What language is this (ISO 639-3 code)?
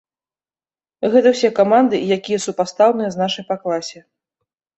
bel